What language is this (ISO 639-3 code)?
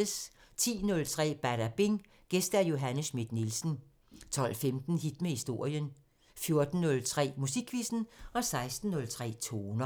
dan